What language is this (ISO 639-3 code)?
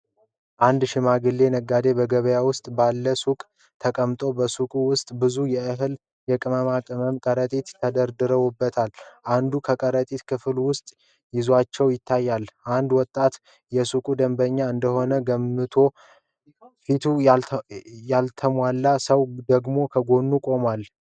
amh